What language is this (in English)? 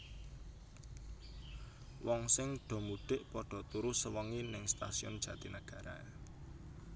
Javanese